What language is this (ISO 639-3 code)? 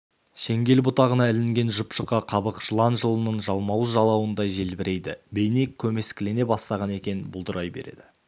kaz